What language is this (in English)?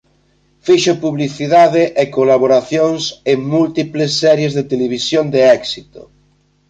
Galician